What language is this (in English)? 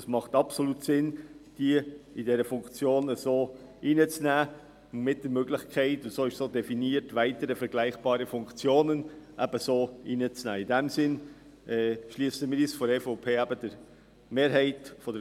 Swiss German